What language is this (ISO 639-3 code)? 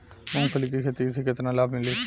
bho